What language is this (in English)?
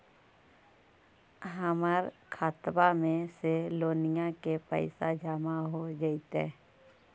Magahi